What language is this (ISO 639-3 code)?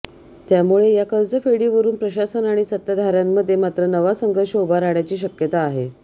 mar